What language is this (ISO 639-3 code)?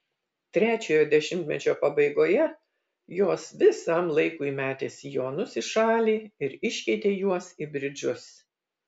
lit